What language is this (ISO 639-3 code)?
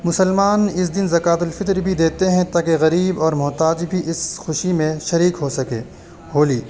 urd